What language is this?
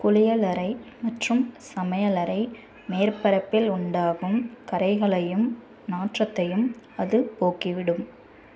Tamil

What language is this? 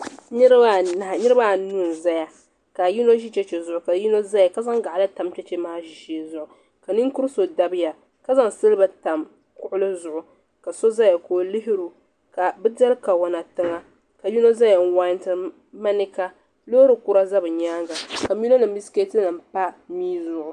Dagbani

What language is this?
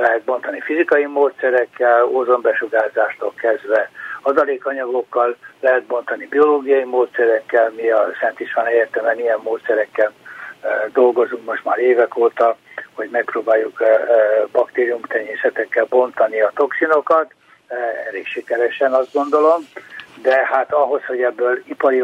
Hungarian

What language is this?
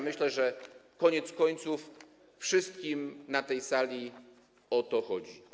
Polish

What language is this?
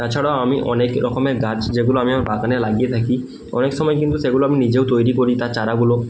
Bangla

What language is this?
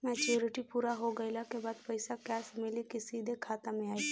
Bhojpuri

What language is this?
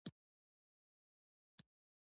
Pashto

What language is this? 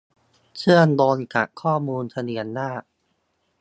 Thai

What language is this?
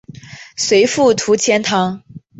Chinese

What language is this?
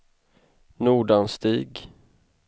Swedish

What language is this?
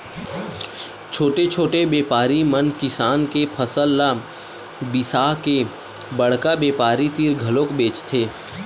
Chhattisgarhi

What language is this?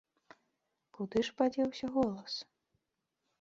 Belarusian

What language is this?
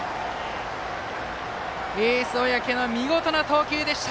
Japanese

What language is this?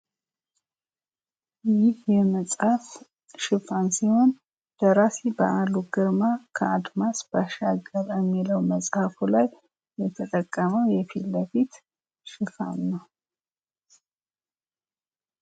Amharic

